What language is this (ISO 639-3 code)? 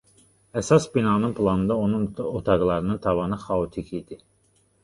aze